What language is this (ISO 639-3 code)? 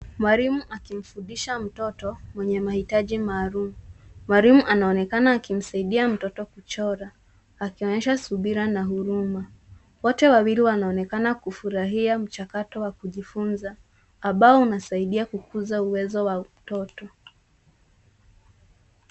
swa